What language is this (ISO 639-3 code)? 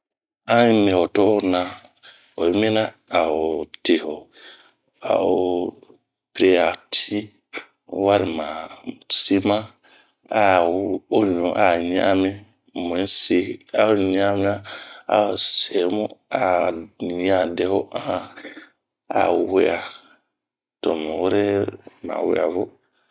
bmq